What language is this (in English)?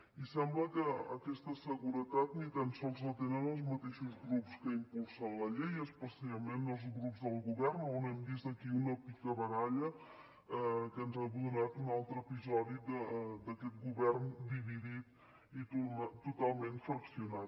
Catalan